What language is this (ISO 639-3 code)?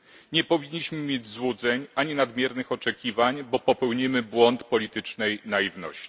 pol